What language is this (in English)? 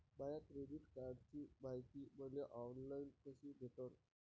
Marathi